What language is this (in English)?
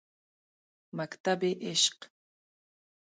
Pashto